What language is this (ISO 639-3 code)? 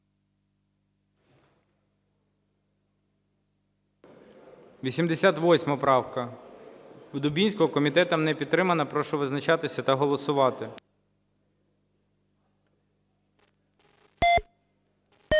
ukr